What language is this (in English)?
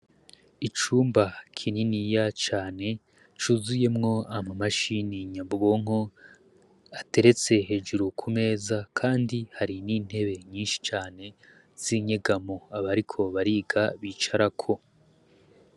Rundi